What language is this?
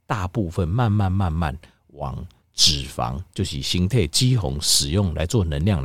Chinese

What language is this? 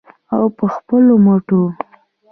Pashto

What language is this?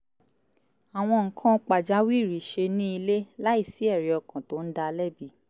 Yoruba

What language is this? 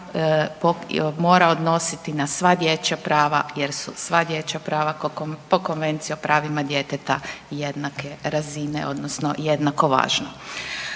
Croatian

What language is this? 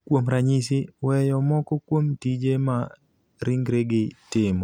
Luo (Kenya and Tanzania)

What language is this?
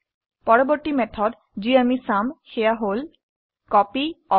Assamese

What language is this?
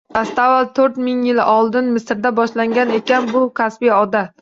Uzbek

